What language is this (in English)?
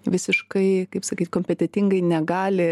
Lithuanian